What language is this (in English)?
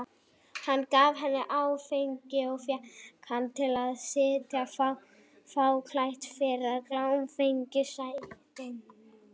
Icelandic